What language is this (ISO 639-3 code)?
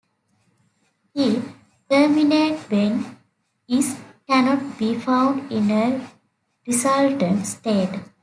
eng